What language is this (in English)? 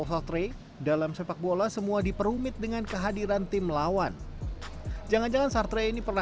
Indonesian